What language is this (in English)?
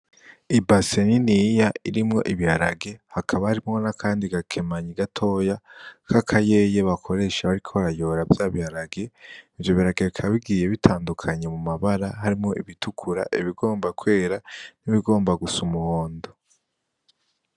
Rundi